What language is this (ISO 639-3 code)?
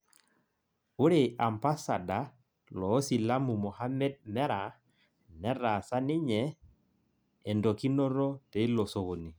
mas